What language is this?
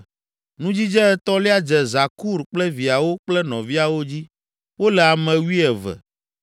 Ewe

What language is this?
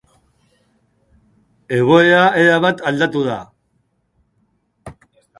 Basque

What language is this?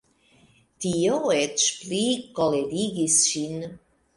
Esperanto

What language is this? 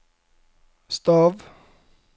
Norwegian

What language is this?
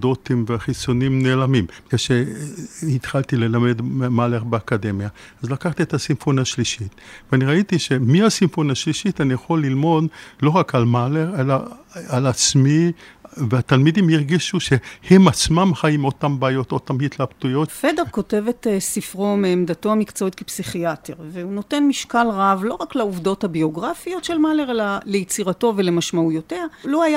Hebrew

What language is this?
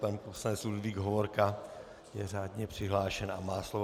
Czech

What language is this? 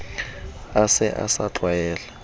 Southern Sotho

